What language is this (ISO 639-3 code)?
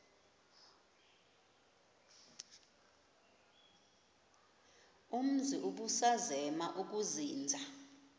xho